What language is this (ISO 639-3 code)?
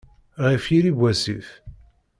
kab